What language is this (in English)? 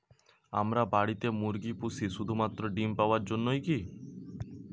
Bangla